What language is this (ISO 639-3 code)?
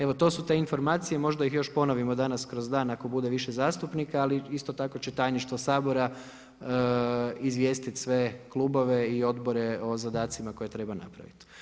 hrv